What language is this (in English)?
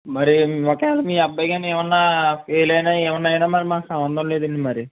Telugu